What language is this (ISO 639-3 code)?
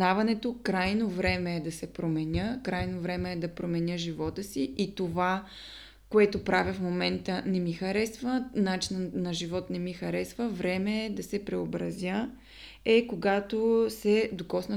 bul